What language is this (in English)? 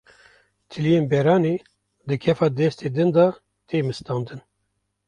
Kurdish